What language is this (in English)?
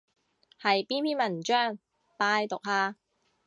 Cantonese